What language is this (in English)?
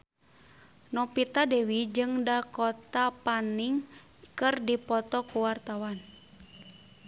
Sundanese